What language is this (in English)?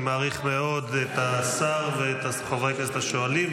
Hebrew